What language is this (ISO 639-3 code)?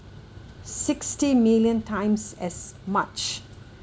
eng